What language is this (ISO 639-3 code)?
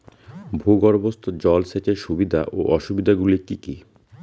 ben